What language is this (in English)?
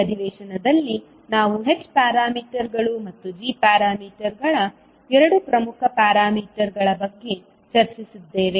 Kannada